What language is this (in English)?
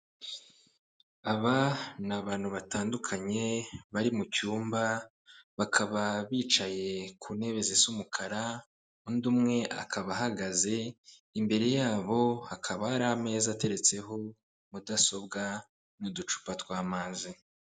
Kinyarwanda